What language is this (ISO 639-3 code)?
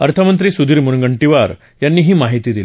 mar